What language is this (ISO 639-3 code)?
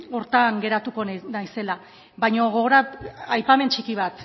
eus